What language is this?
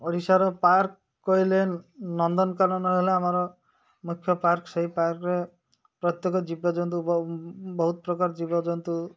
Odia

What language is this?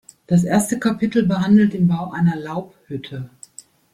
German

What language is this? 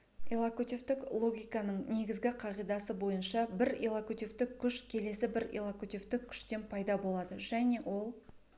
Kazakh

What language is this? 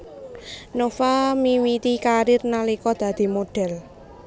Javanese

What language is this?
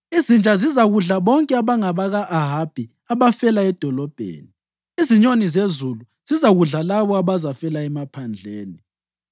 North Ndebele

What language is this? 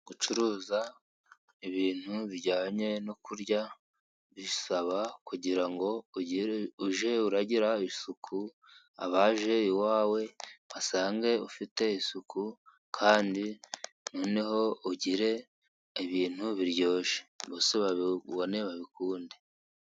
Kinyarwanda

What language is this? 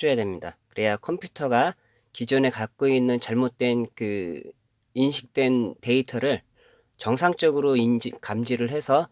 Korean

